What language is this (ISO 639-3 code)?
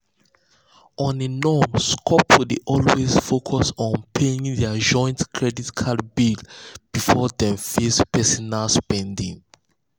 pcm